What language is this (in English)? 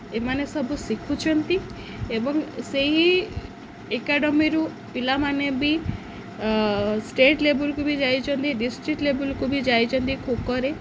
Odia